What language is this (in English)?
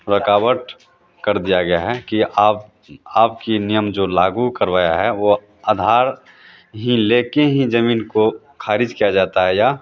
Hindi